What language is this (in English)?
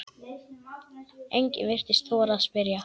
Icelandic